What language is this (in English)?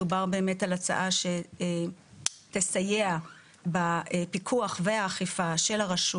Hebrew